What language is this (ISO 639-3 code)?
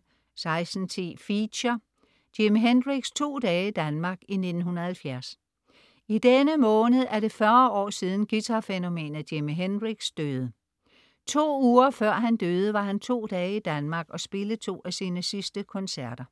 dan